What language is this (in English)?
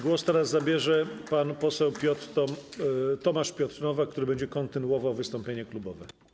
Polish